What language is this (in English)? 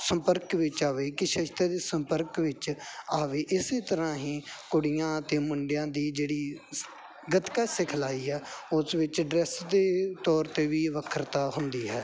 Punjabi